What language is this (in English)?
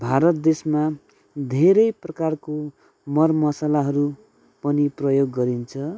Nepali